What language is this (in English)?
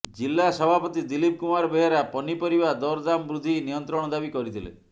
Odia